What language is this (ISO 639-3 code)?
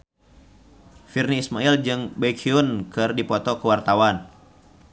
sun